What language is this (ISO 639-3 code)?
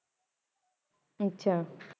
pan